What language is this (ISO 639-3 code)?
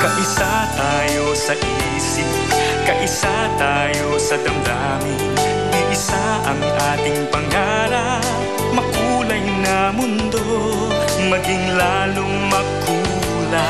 tha